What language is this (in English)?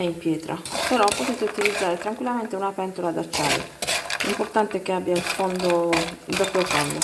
Italian